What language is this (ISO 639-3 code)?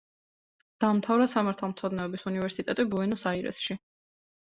kat